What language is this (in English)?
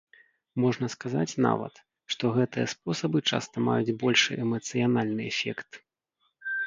Belarusian